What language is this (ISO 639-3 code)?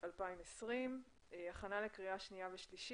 heb